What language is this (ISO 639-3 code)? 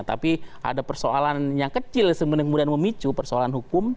ind